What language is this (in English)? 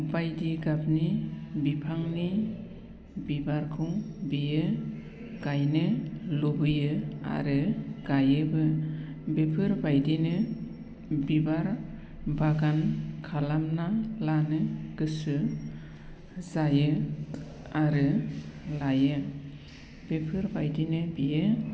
Bodo